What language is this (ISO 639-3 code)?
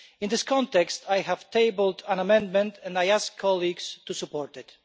eng